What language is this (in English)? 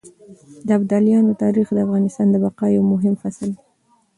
Pashto